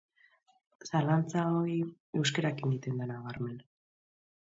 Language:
Basque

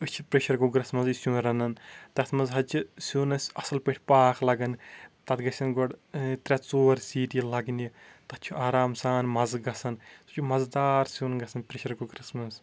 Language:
Kashmiri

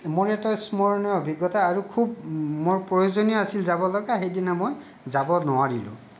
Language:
Assamese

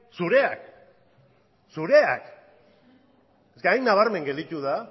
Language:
Basque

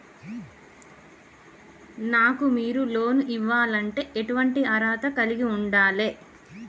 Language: Telugu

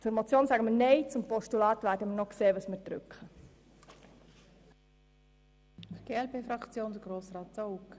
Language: Swiss German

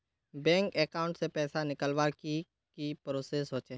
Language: Magahi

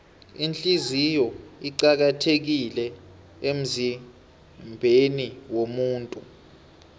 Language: South Ndebele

